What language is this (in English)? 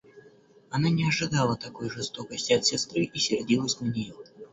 Russian